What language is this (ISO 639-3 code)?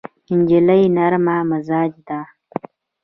pus